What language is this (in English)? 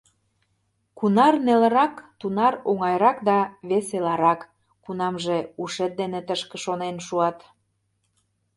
Mari